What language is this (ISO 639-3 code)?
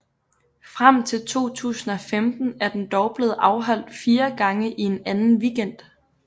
dan